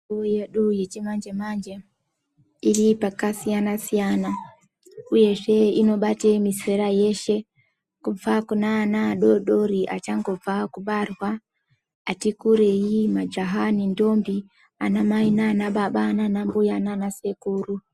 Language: Ndau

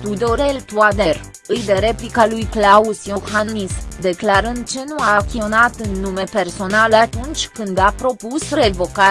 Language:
Romanian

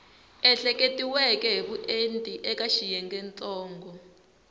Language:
Tsonga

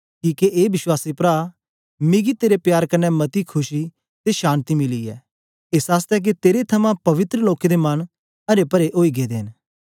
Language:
Dogri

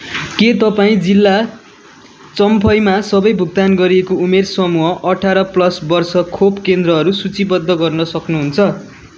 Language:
Nepali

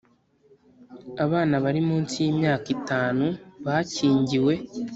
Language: Kinyarwanda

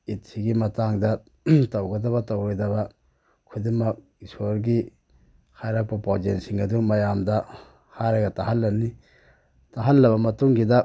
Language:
Manipuri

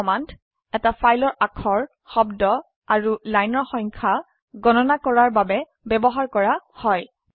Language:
Assamese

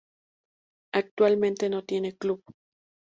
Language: Spanish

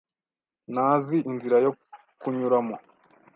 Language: Kinyarwanda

